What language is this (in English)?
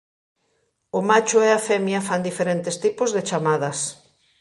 Galician